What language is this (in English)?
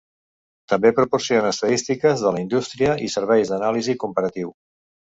Catalan